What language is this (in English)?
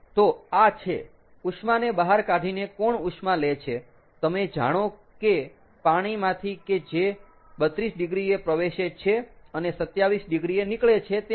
Gujarati